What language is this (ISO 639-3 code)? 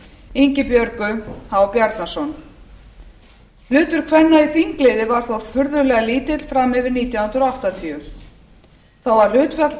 isl